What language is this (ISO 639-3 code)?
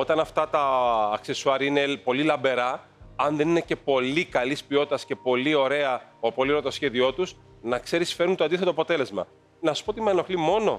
ell